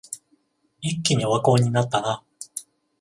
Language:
Japanese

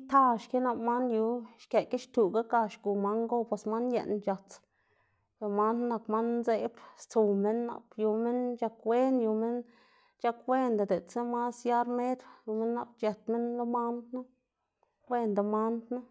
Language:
Xanaguía Zapotec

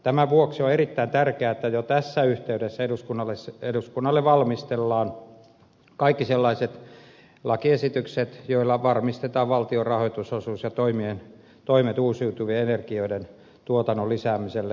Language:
Finnish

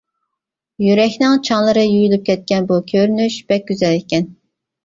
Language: Uyghur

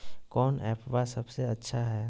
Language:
Magahi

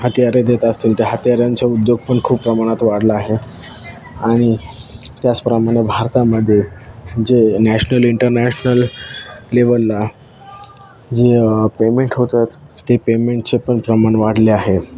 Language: Marathi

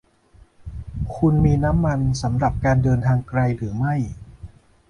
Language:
Thai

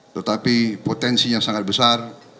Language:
Indonesian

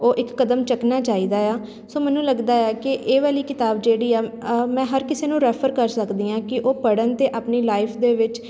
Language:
Punjabi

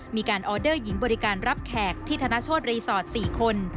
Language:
Thai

